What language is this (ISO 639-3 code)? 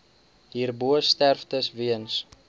afr